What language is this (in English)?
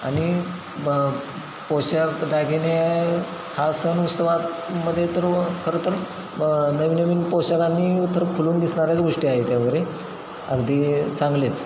Marathi